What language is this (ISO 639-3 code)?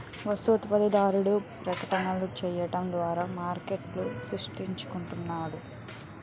tel